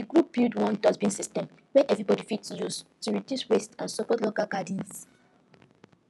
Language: Nigerian Pidgin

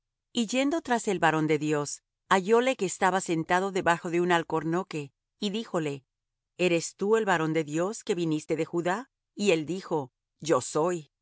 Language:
Spanish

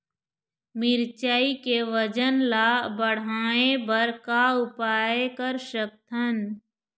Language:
Chhattisgarhi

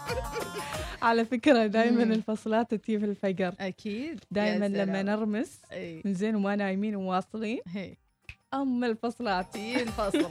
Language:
Arabic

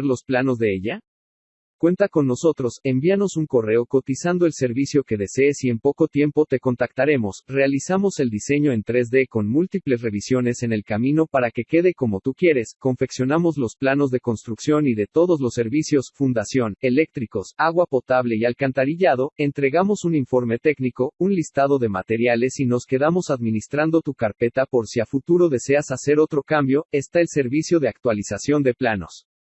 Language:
Spanish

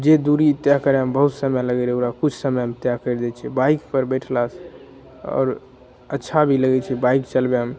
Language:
Maithili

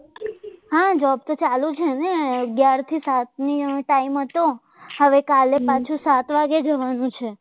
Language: Gujarati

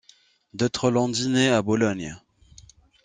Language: French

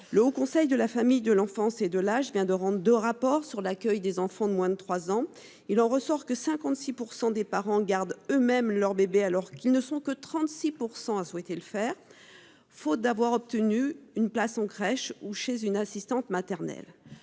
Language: French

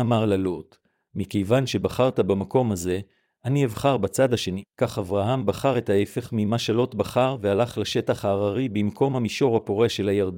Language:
Hebrew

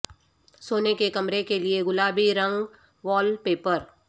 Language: Urdu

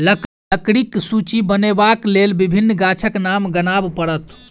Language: Maithili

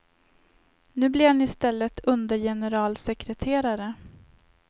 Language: Swedish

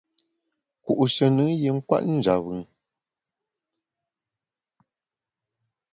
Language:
Bamun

